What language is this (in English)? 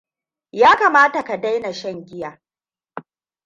Hausa